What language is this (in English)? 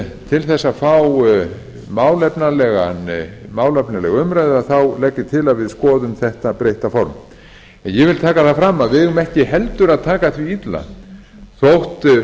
Icelandic